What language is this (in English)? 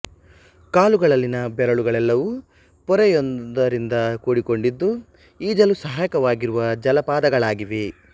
Kannada